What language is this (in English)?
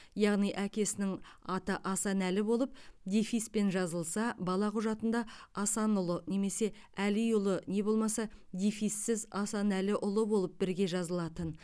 Kazakh